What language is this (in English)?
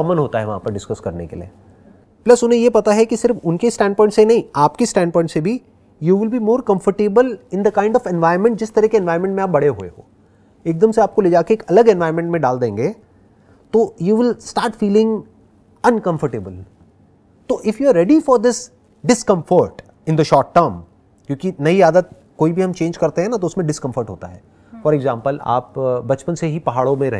Hindi